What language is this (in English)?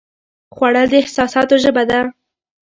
Pashto